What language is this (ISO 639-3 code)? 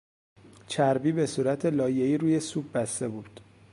fas